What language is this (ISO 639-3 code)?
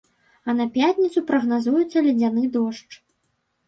bel